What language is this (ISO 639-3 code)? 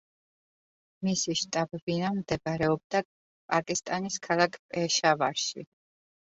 kat